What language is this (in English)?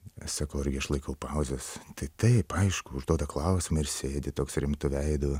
Lithuanian